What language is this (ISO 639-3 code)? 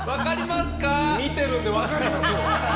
jpn